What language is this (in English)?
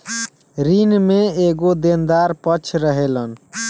Bhojpuri